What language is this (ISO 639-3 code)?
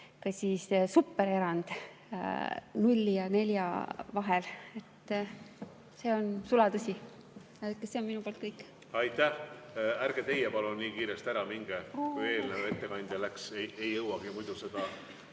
est